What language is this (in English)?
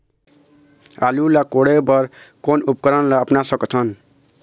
Chhattisgarhi